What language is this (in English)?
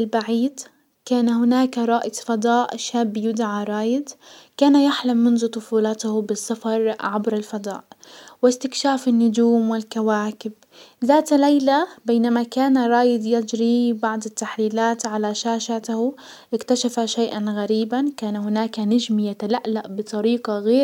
Hijazi Arabic